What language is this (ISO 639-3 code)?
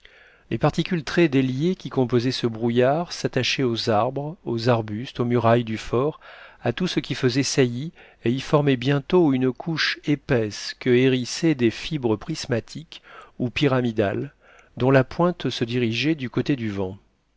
fra